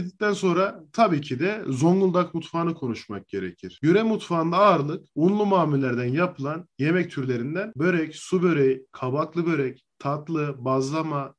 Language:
Turkish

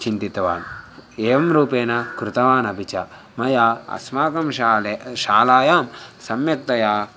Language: Sanskrit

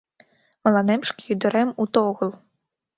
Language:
Mari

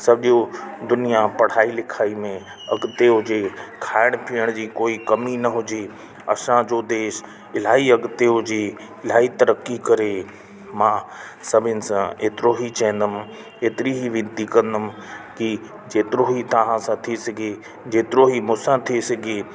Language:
Sindhi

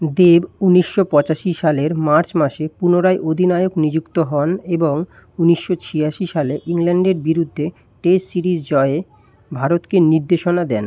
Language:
Bangla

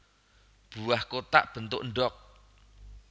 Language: Javanese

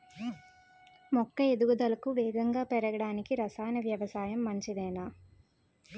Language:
Telugu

